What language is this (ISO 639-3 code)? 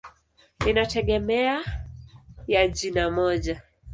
swa